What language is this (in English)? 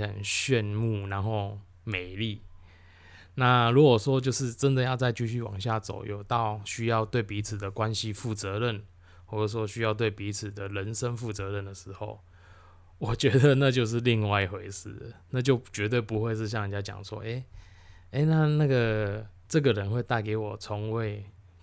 Chinese